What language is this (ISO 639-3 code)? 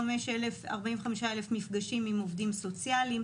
heb